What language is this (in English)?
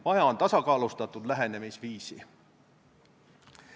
Estonian